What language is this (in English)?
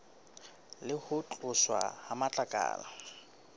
Southern Sotho